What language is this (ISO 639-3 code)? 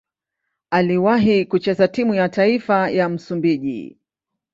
swa